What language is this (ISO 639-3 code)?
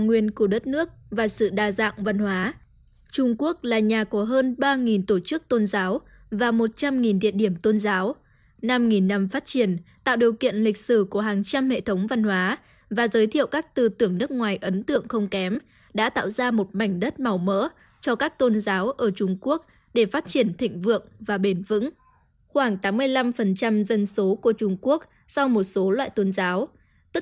vie